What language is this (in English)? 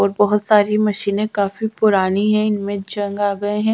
Hindi